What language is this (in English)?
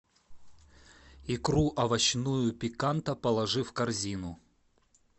Russian